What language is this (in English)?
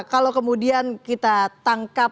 Indonesian